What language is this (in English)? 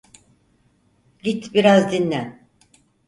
Turkish